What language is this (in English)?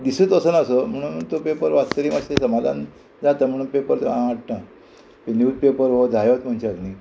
Konkani